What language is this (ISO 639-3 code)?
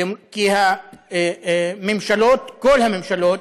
heb